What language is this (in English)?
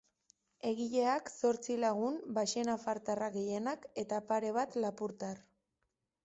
Basque